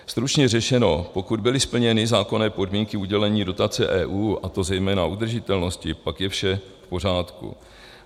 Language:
Czech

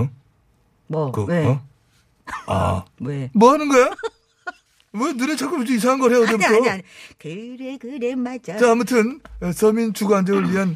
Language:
Korean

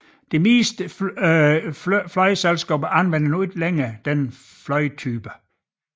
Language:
Danish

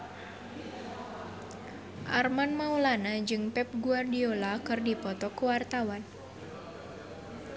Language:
Sundanese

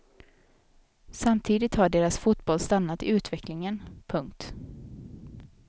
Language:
Swedish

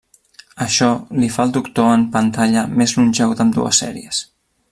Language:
Catalan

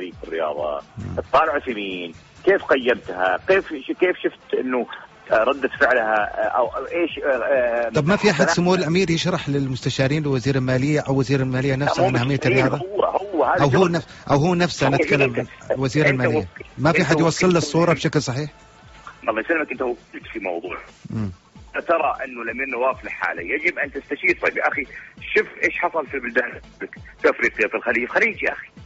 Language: Arabic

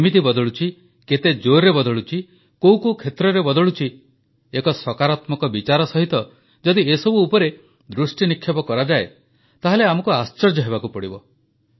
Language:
Odia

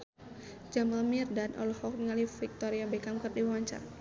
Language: Sundanese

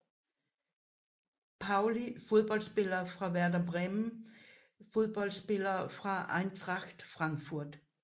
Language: Danish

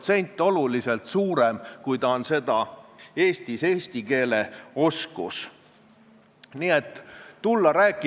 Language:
Estonian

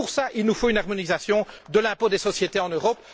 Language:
French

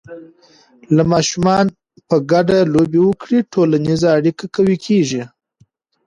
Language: Pashto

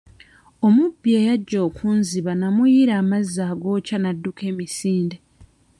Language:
Ganda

